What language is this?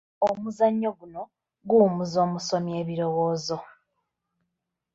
Ganda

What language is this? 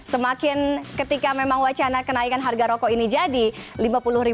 Indonesian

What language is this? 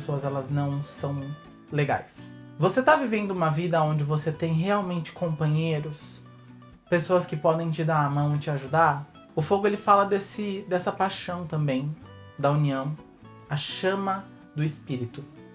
Portuguese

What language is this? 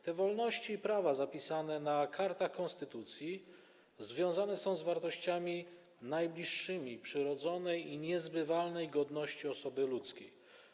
Polish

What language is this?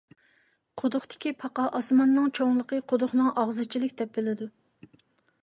Uyghur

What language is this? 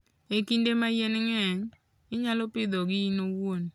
Luo (Kenya and Tanzania)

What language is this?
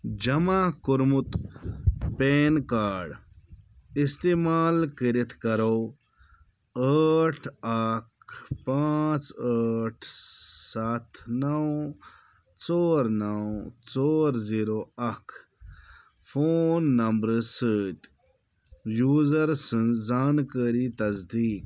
Kashmiri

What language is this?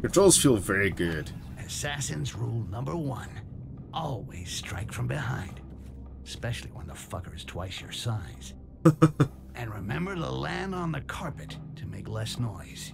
English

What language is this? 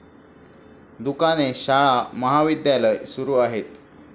Marathi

